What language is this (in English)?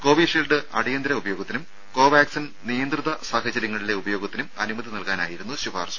Malayalam